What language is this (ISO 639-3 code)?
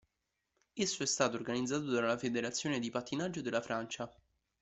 ita